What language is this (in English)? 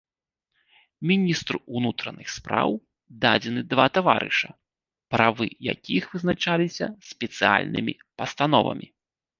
Belarusian